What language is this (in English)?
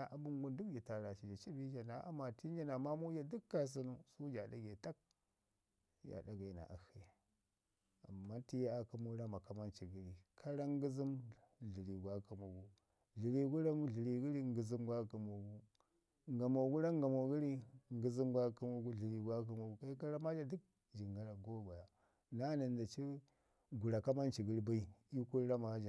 Ngizim